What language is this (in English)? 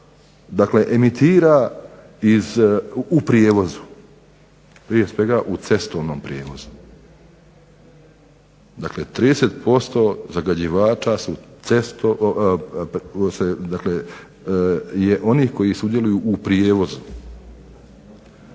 Croatian